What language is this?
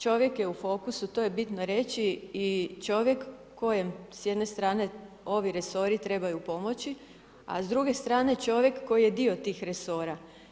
Croatian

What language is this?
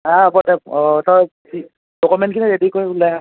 Assamese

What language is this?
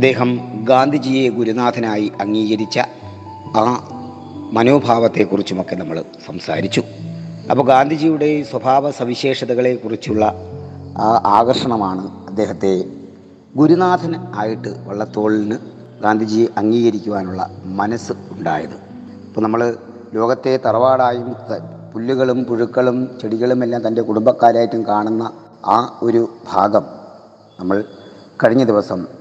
Malayalam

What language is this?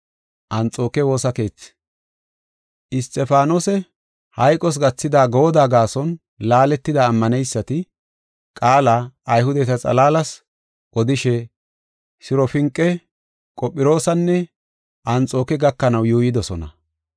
Gofa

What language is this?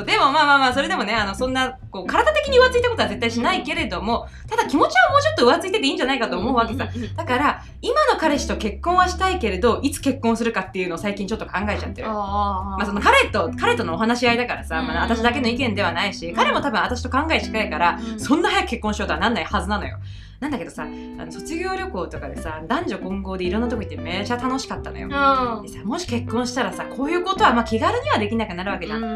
Japanese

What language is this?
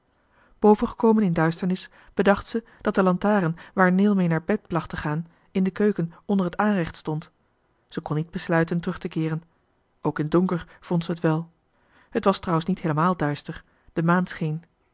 Dutch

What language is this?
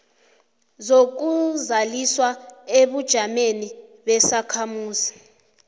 South Ndebele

